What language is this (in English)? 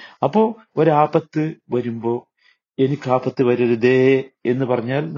Malayalam